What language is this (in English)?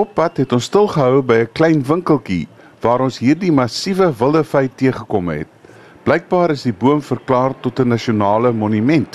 Dutch